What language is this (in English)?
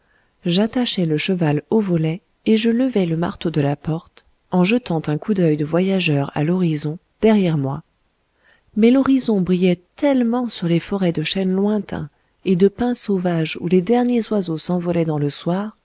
French